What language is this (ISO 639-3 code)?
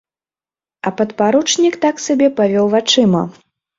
bel